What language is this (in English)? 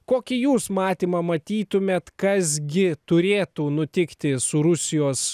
Lithuanian